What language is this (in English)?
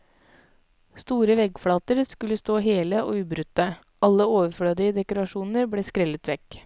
Norwegian